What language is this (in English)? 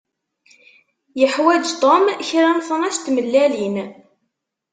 Kabyle